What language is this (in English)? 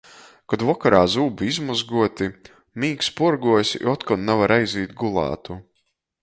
Latgalian